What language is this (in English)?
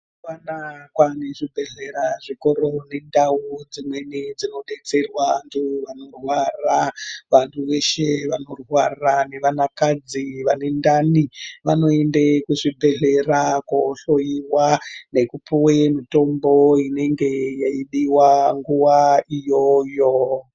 Ndau